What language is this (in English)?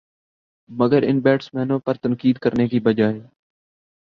Urdu